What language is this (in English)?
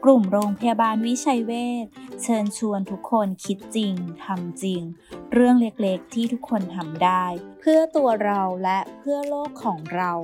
Thai